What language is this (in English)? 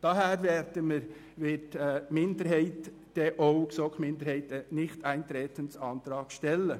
Swiss German